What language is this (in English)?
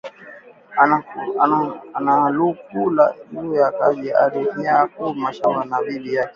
Swahili